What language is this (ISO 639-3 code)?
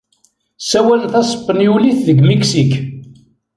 kab